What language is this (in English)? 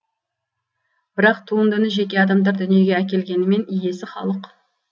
Kazakh